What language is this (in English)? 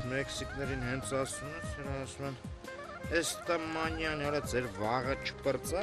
Romanian